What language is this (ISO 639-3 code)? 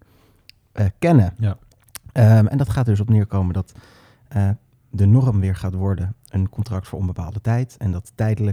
nld